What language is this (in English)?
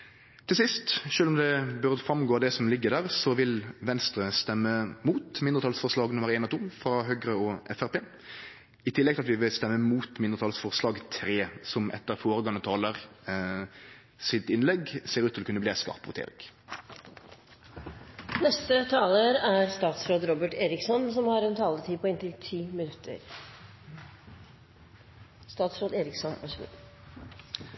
Norwegian